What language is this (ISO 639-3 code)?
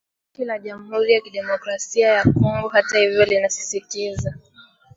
swa